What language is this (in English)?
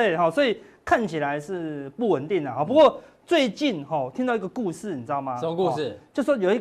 Chinese